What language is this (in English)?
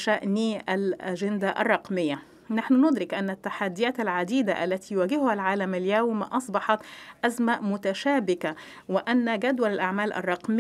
Arabic